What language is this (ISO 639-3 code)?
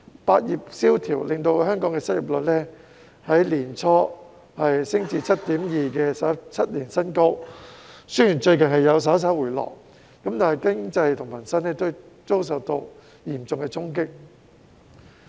yue